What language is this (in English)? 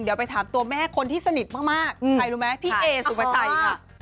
Thai